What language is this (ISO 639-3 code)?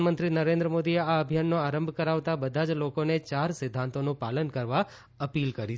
guj